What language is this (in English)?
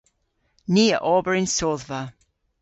Cornish